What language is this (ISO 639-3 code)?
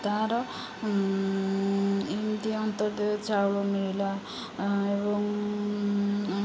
ori